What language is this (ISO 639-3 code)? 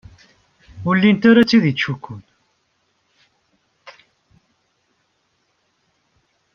kab